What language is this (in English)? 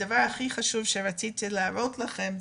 Hebrew